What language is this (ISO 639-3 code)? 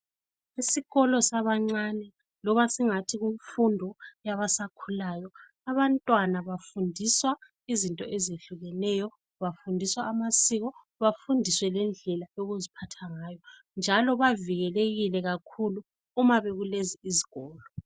nde